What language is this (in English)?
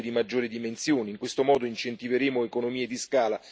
Italian